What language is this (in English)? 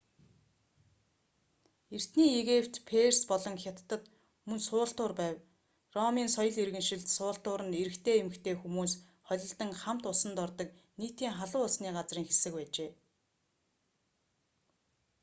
Mongolian